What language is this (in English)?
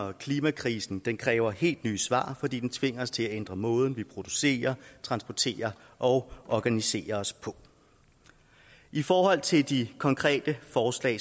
Danish